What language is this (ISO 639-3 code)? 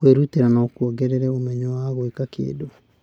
kik